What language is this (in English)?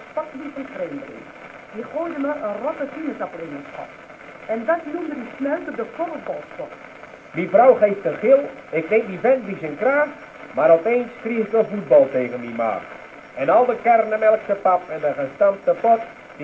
Dutch